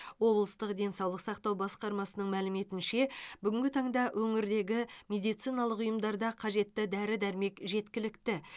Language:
Kazakh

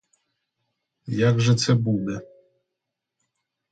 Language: Ukrainian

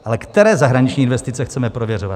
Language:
Czech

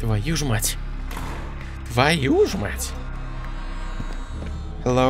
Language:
Russian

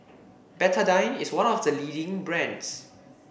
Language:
English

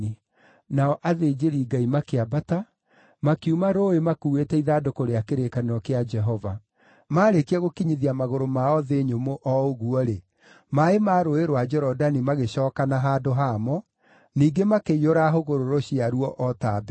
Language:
Kikuyu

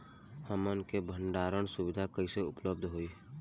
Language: Bhojpuri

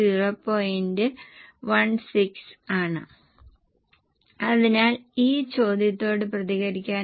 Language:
Malayalam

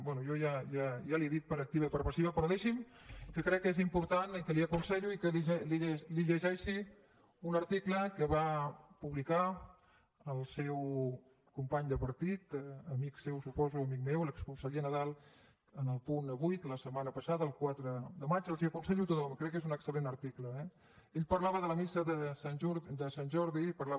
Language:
Catalan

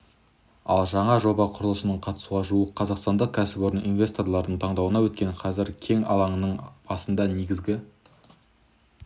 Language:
Kazakh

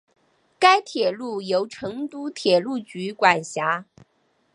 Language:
Chinese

